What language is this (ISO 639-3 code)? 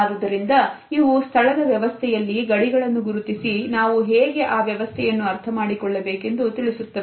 kan